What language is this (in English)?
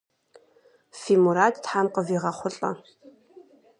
Kabardian